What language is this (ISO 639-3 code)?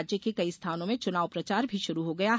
hin